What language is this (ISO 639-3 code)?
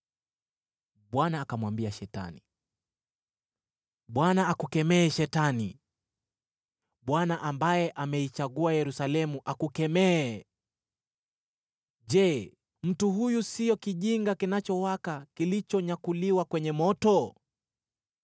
swa